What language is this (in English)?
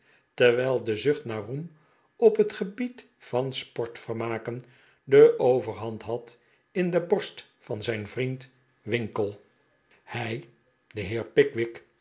Dutch